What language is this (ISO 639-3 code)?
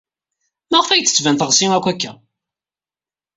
kab